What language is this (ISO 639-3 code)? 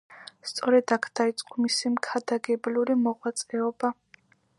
kat